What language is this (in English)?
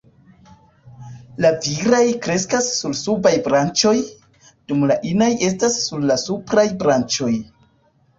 Esperanto